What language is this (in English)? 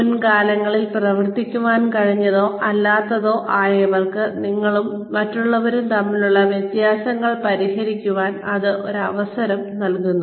Malayalam